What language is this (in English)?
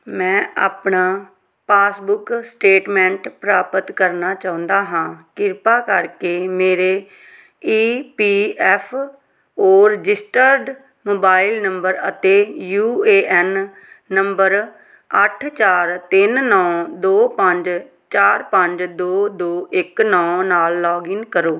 Punjabi